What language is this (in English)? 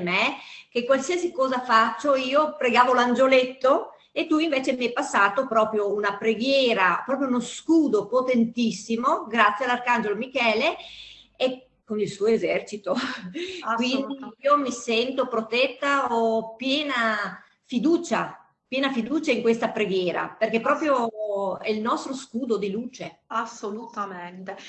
Italian